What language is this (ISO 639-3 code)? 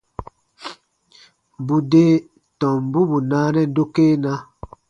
bba